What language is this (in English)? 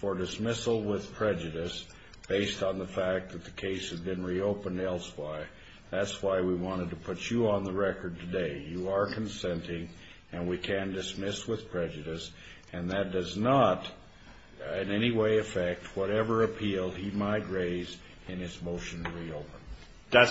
English